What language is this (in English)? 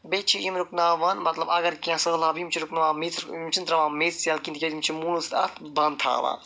Kashmiri